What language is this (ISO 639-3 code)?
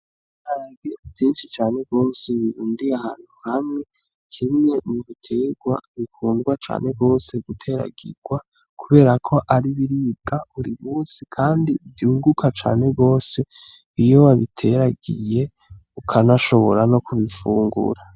run